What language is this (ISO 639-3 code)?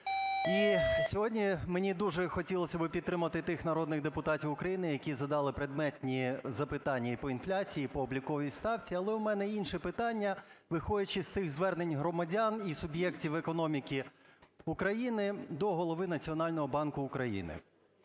ukr